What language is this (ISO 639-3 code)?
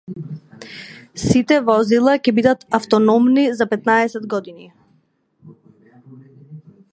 mkd